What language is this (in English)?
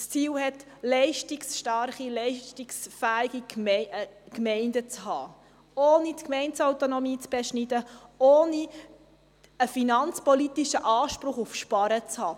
Swiss German